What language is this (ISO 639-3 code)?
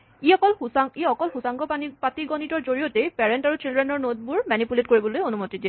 asm